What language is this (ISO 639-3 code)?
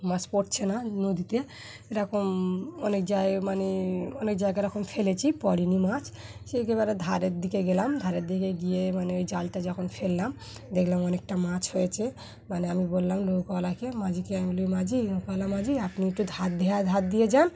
ben